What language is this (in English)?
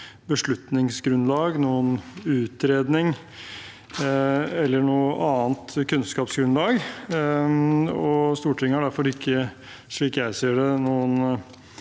Norwegian